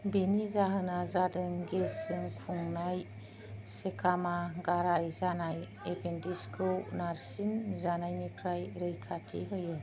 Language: Bodo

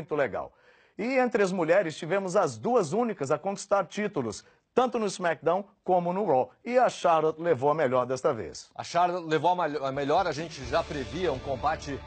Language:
Portuguese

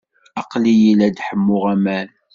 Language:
Kabyle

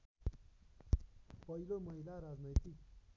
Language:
Nepali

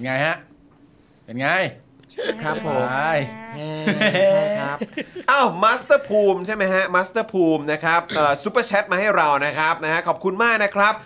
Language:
Thai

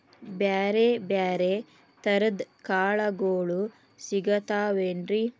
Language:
Kannada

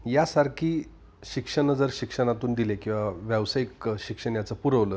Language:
Marathi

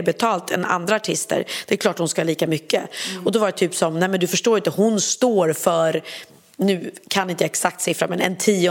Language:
Swedish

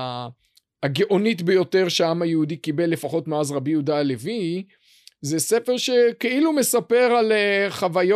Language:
Hebrew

